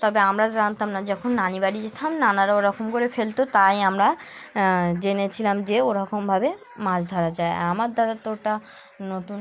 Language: Bangla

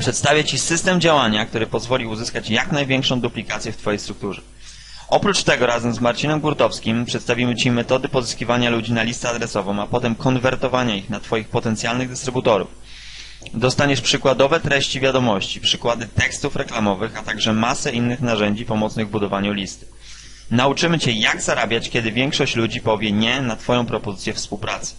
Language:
Polish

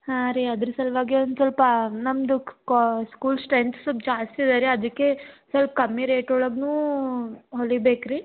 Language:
Kannada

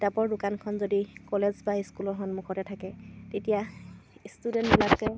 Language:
Assamese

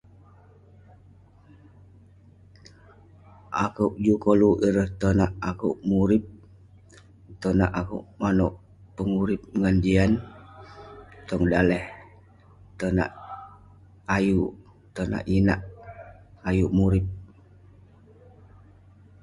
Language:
Western Penan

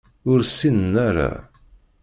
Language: Kabyle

